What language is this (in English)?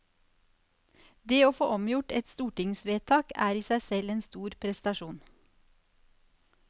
Norwegian